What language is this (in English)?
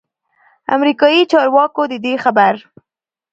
Pashto